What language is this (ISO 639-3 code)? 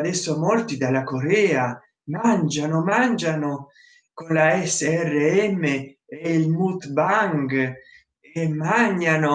ita